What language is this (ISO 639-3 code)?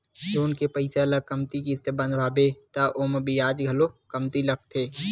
hne